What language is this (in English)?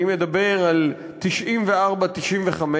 Hebrew